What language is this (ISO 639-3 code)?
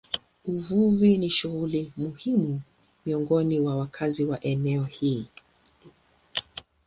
swa